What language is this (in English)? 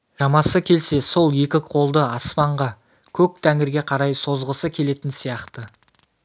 Kazakh